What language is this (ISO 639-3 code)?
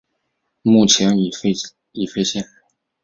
zho